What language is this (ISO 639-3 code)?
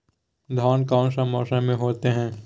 mag